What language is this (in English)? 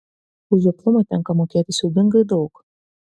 Lithuanian